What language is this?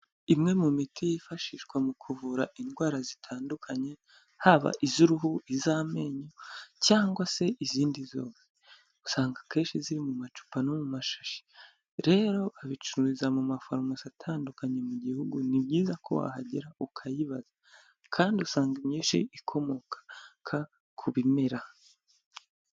Kinyarwanda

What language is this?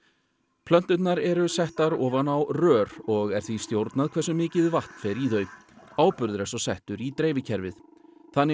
Icelandic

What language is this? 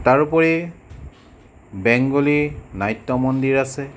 Assamese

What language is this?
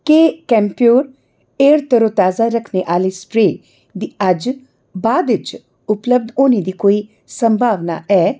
Dogri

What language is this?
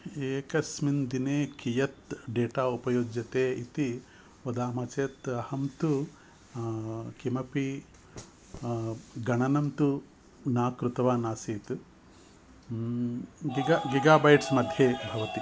Sanskrit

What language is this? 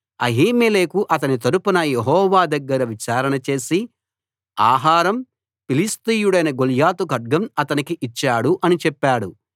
Telugu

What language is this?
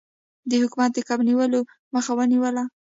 Pashto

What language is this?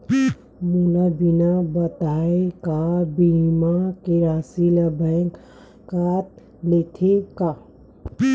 Chhattisgarhi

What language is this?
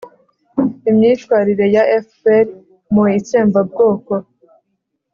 Kinyarwanda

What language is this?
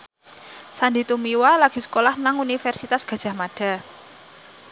Javanese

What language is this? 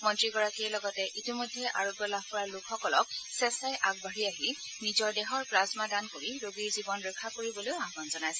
Assamese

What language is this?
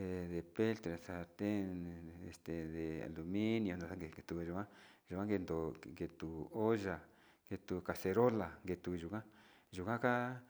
Sinicahua Mixtec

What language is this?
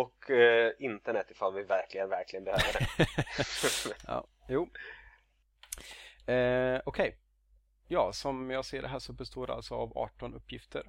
Swedish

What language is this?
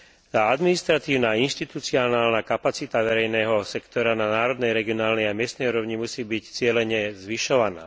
Slovak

